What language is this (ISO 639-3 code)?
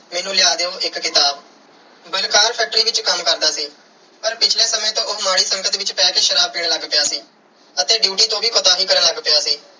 pan